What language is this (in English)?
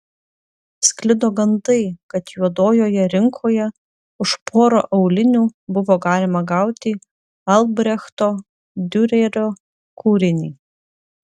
Lithuanian